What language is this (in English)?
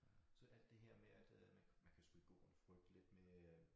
Danish